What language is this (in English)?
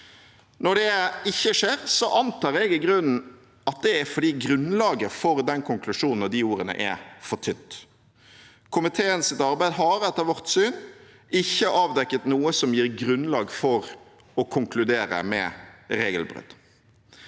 Norwegian